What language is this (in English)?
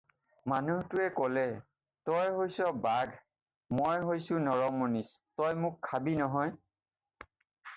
Assamese